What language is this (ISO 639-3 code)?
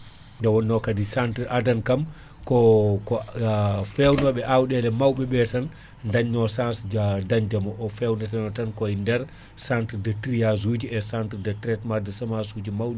ful